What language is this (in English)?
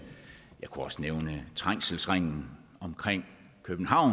Danish